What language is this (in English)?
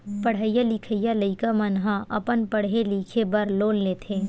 Chhattisgarhi